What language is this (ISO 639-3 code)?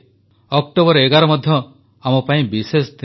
ori